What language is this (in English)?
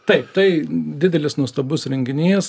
Lithuanian